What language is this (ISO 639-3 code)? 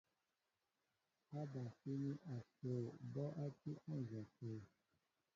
mbo